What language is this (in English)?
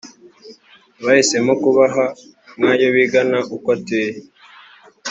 Kinyarwanda